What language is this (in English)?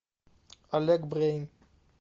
Russian